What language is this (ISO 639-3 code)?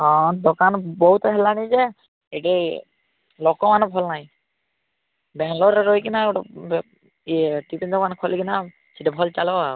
ori